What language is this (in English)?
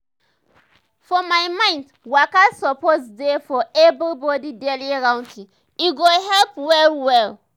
Nigerian Pidgin